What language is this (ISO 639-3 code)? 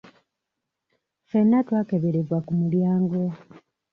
lug